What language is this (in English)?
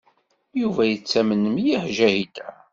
Kabyle